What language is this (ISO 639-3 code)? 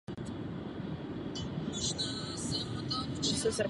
ces